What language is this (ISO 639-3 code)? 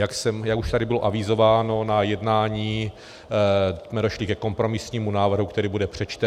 ces